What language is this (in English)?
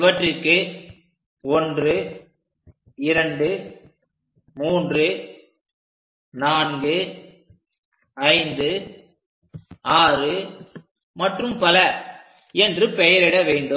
Tamil